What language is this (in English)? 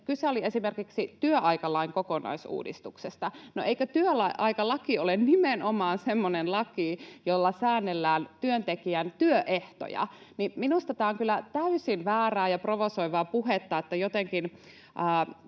Finnish